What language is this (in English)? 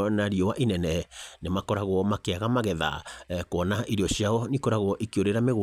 Kikuyu